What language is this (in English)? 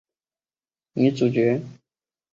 Chinese